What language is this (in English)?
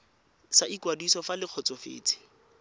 Tswana